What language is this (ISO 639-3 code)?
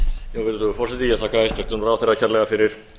isl